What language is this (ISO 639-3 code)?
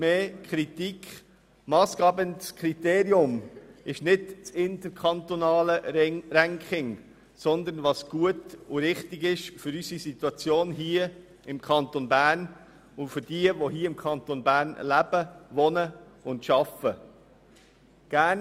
gsw